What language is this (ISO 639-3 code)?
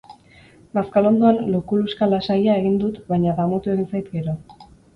eus